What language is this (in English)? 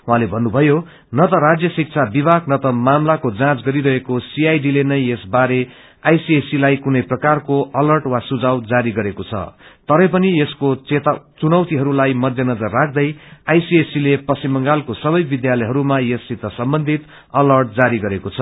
Nepali